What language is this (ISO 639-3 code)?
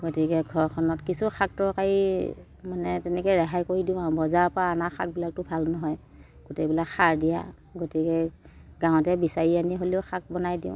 asm